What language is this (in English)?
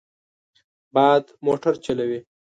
Pashto